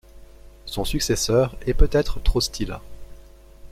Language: French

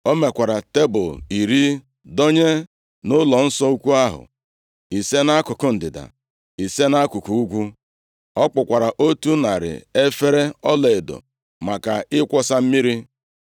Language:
Igbo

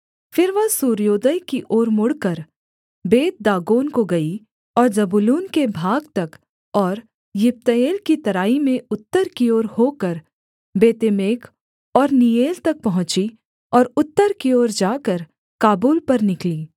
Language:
Hindi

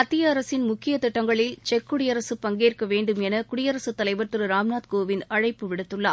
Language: Tamil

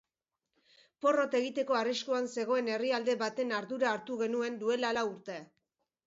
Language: Basque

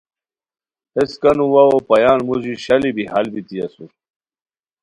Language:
Khowar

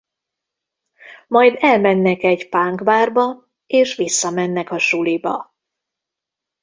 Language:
Hungarian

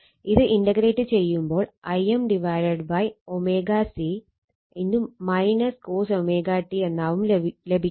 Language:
Malayalam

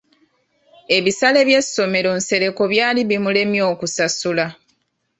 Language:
Ganda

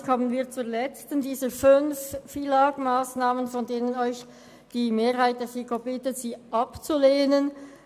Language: Swiss German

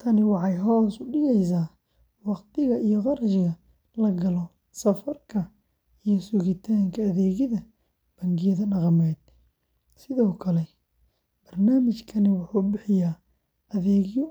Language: Somali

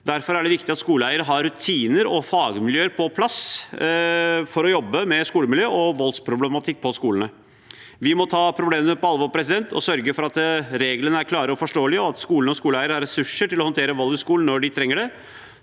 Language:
Norwegian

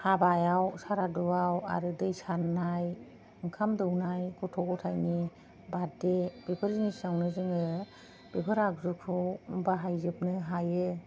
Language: Bodo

